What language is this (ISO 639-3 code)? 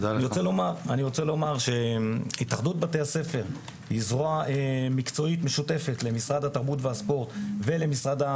heb